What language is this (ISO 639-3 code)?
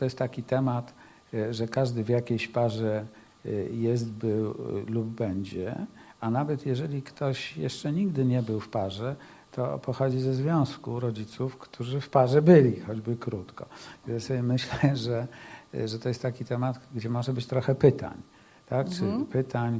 pol